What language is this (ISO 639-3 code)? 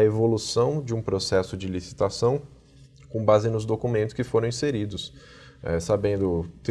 por